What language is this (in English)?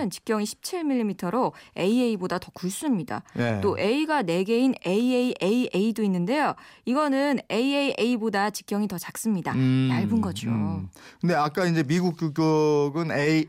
Korean